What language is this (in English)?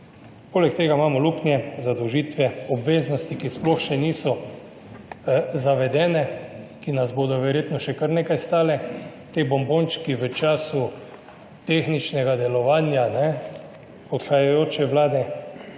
Slovenian